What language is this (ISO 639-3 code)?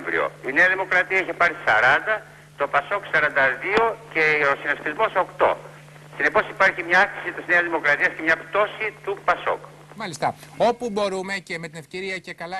ell